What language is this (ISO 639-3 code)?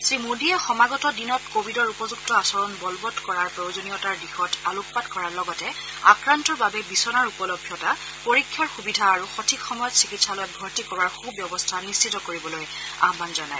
asm